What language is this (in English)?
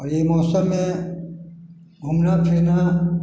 Maithili